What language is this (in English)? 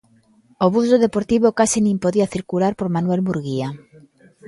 Galician